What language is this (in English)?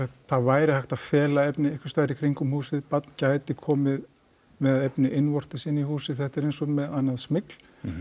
Icelandic